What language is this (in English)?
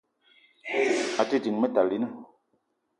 Eton (Cameroon)